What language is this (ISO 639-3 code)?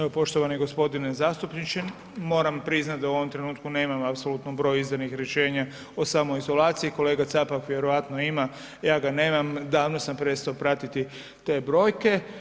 hrv